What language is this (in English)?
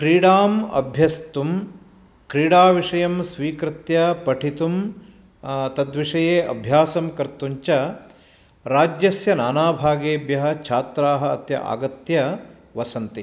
Sanskrit